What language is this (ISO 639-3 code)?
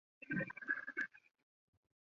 zho